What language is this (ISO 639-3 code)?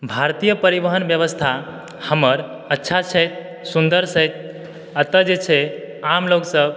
mai